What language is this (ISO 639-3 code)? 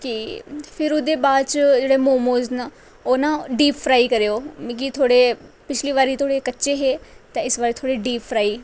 doi